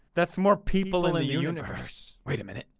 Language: English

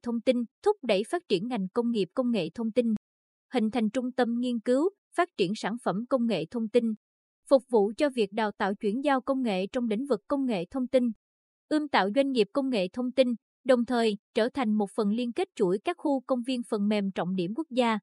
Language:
Vietnamese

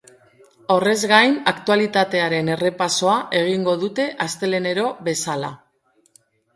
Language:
Basque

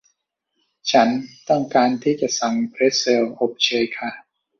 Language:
Thai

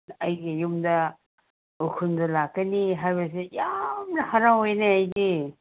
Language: Manipuri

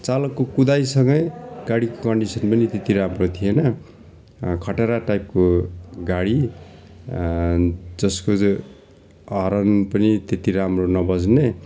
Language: Nepali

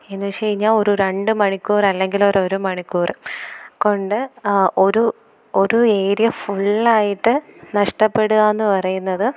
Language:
Malayalam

